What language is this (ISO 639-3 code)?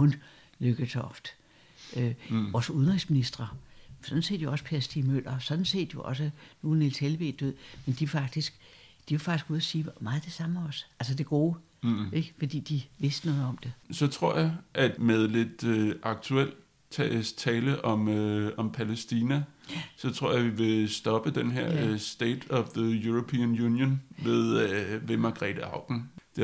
dan